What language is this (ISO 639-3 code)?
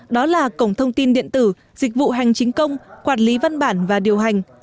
vie